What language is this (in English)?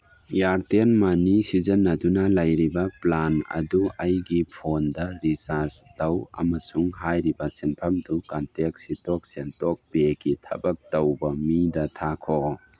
Manipuri